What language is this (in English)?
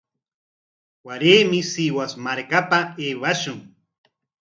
Corongo Ancash Quechua